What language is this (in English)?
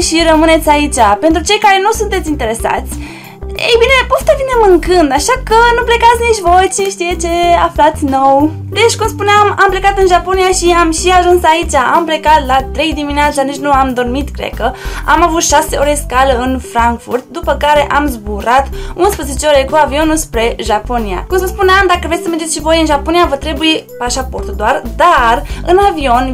Romanian